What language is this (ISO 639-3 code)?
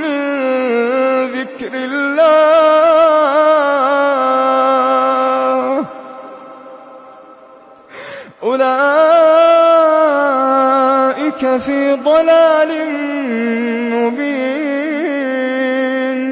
ara